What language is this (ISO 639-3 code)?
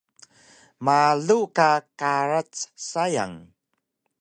trv